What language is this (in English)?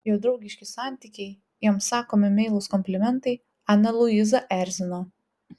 Lithuanian